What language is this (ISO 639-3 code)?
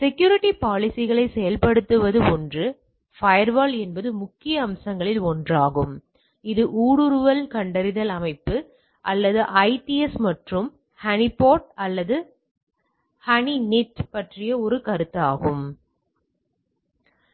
tam